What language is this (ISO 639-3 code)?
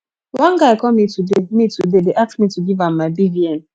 pcm